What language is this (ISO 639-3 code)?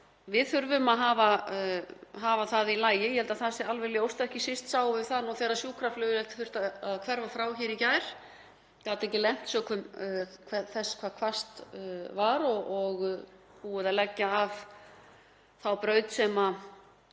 isl